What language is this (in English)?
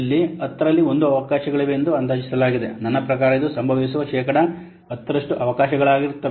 Kannada